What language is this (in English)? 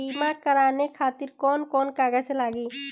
Bhojpuri